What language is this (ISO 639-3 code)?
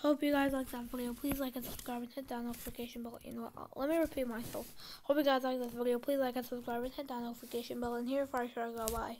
eng